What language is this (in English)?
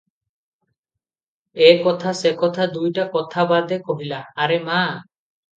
Odia